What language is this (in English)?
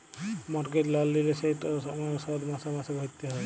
Bangla